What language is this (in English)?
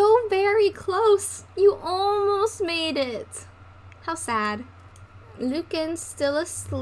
English